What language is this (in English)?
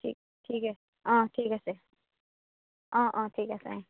Assamese